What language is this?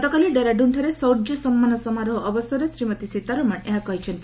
Odia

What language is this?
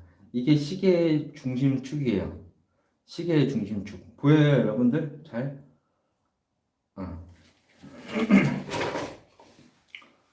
Korean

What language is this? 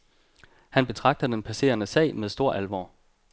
Danish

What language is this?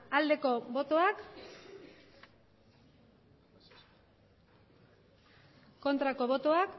Basque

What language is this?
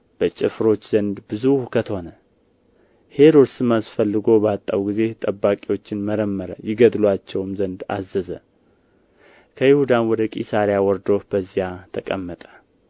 Amharic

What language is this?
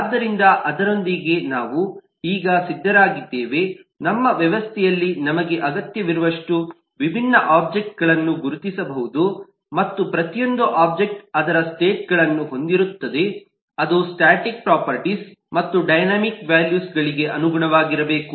Kannada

